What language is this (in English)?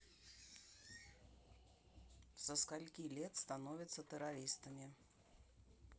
Russian